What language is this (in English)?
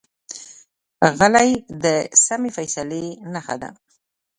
Pashto